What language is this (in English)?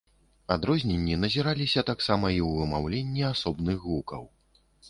Belarusian